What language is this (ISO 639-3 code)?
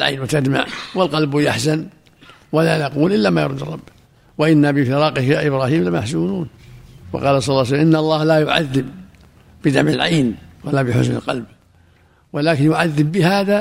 ara